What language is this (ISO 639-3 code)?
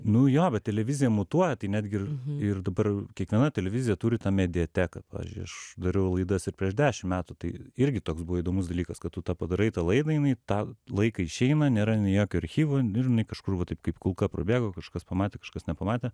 lit